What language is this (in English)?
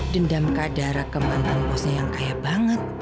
Indonesian